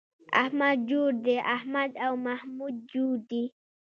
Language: Pashto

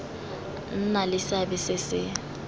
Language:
Tswana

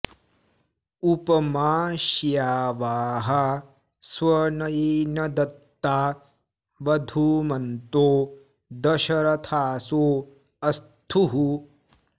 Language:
Sanskrit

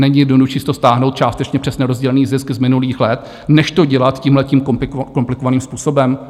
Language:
Czech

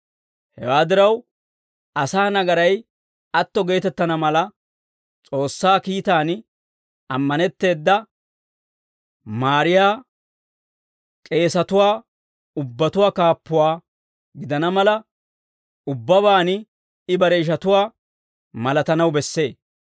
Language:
Dawro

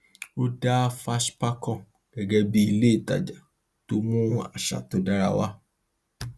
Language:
Yoruba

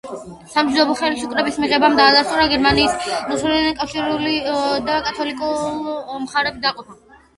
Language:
Georgian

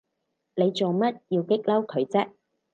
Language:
Cantonese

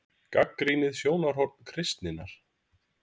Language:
Icelandic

